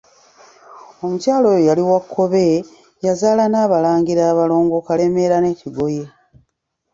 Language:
Ganda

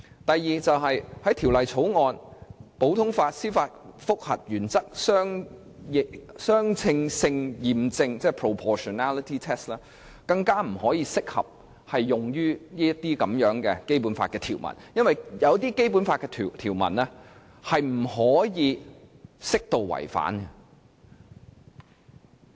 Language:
Cantonese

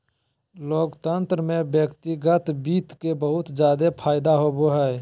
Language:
Magahi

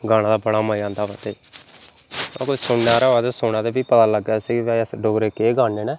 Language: Dogri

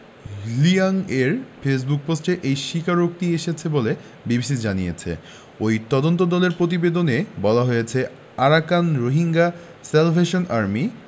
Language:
Bangla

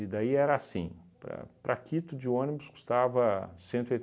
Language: Portuguese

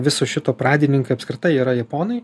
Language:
Lithuanian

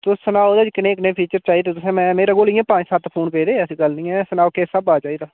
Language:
Dogri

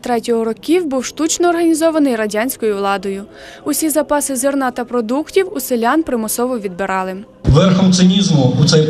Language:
Ukrainian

